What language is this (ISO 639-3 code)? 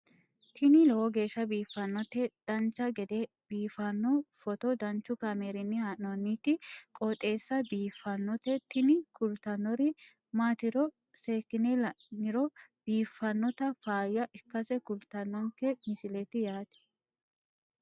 sid